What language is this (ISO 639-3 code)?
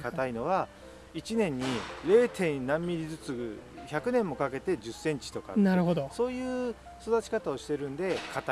jpn